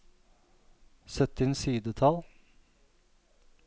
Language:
Norwegian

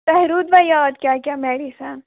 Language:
Kashmiri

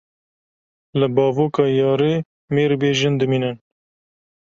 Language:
Kurdish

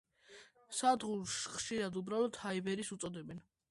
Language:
Georgian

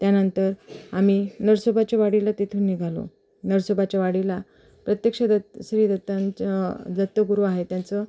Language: Marathi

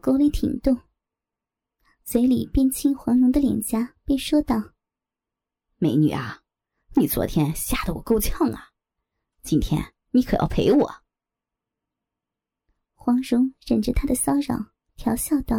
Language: Chinese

